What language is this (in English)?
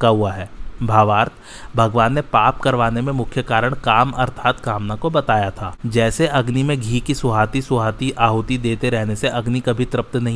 Hindi